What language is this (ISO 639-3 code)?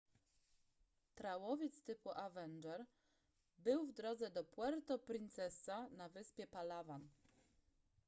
pol